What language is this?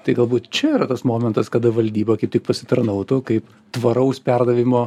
Lithuanian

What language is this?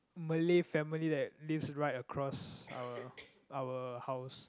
English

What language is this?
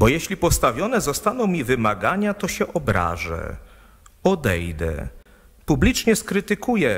Polish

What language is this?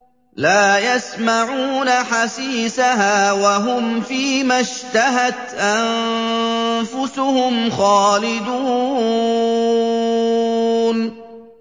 Arabic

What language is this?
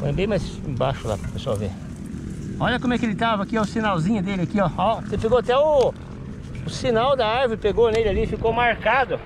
Portuguese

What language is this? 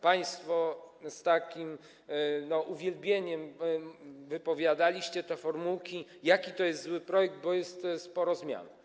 Polish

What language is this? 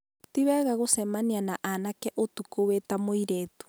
Kikuyu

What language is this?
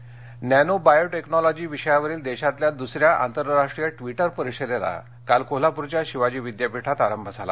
Marathi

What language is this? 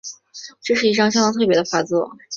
Chinese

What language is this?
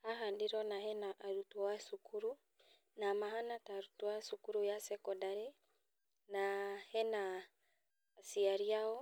Kikuyu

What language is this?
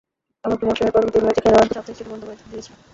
Bangla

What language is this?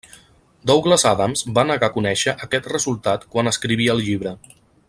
Catalan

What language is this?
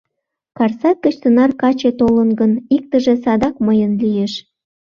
Mari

